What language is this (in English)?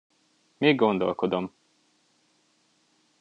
Hungarian